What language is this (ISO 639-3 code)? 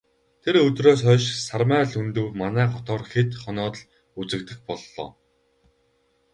mon